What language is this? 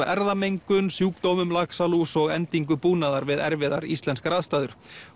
Icelandic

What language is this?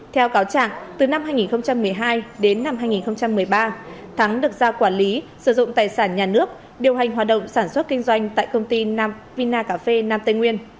Vietnamese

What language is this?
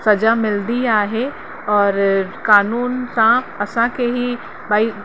Sindhi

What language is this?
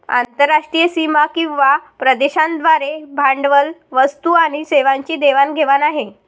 Marathi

